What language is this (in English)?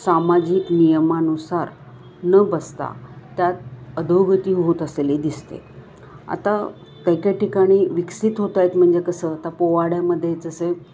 Marathi